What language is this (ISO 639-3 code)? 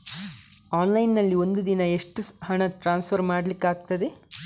kan